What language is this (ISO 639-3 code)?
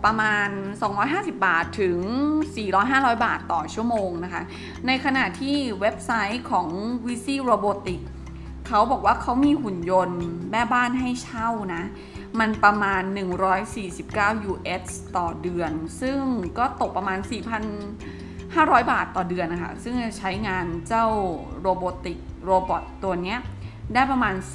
tha